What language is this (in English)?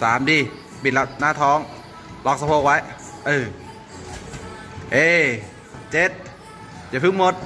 Thai